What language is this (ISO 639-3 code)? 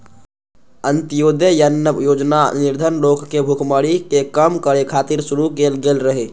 mai